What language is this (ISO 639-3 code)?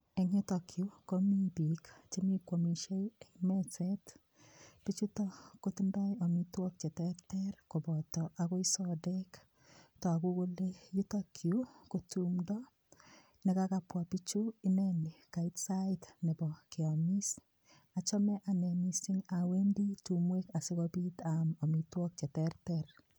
kln